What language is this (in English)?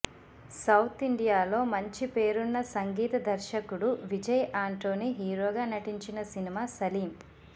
Telugu